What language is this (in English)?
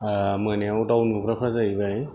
Bodo